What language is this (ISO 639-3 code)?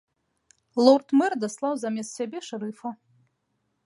bel